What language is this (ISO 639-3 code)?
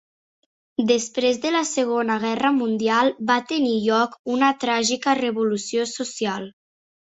cat